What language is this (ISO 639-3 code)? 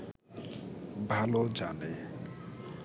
ben